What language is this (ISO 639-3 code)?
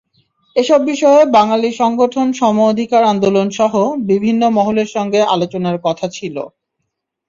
ben